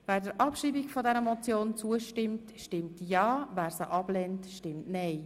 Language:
Swiss German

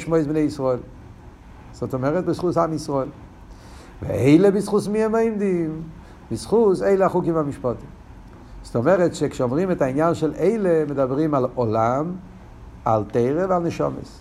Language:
Hebrew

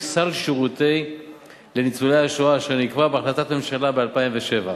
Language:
Hebrew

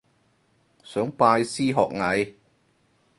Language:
Cantonese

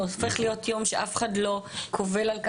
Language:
Hebrew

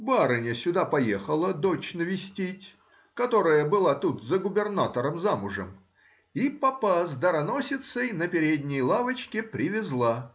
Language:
Russian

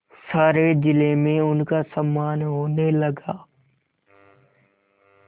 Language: Hindi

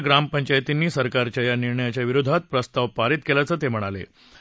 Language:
Marathi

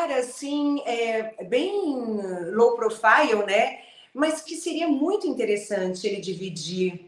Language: Portuguese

